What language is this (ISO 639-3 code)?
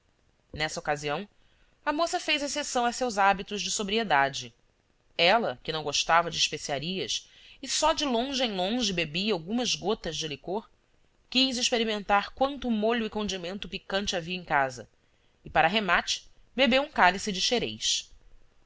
por